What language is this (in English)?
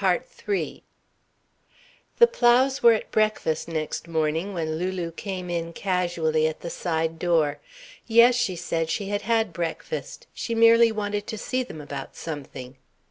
English